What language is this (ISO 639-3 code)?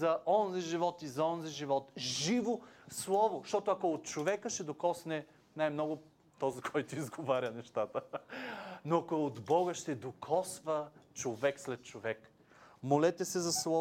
bul